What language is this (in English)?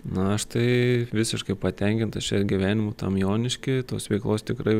Lithuanian